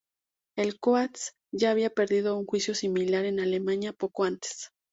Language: Spanish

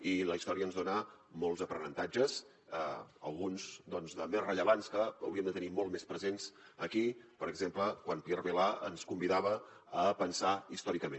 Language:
Catalan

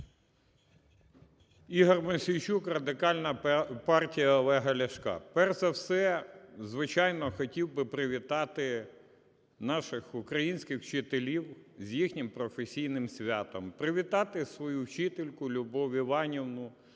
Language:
Ukrainian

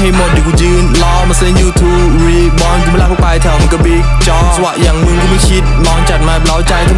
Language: Thai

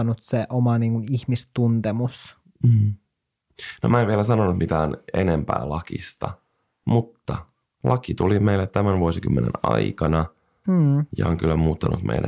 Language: Finnish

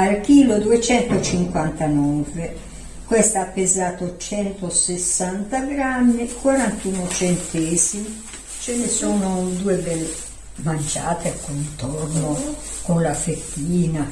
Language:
Italian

